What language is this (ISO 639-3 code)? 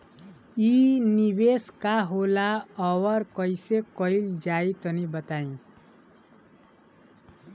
bho